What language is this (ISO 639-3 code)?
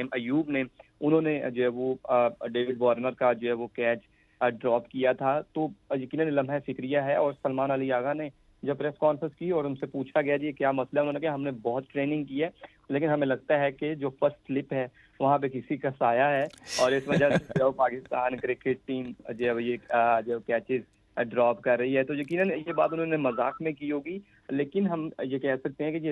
urd